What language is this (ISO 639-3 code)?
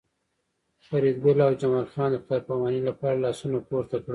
pus